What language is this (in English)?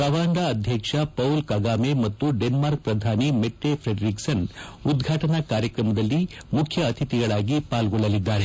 Kannada